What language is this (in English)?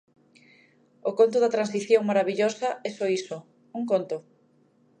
Galician